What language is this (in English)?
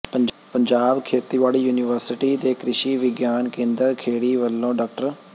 Punjabi